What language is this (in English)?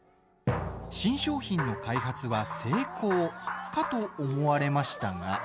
Japanese